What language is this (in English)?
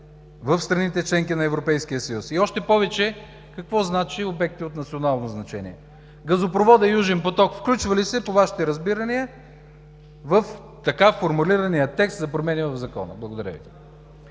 Bulgarian